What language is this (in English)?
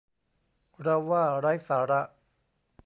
Thai